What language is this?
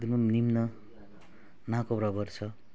Nepali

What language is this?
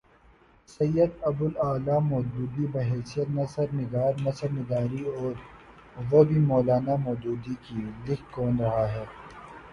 Urdu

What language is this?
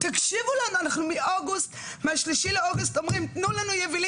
Hebrew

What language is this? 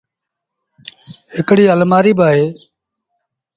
Sindhi Bhil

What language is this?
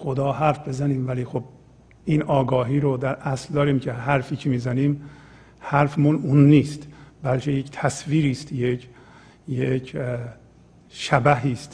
Persian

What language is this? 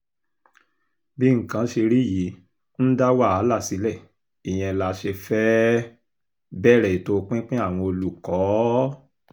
Yoruba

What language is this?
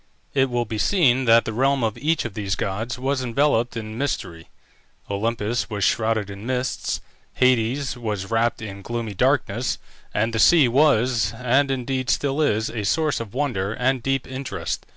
English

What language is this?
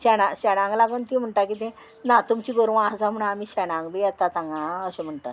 Konkani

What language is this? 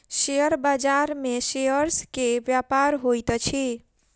Maithili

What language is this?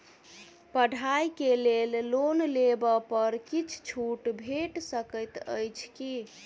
Maithili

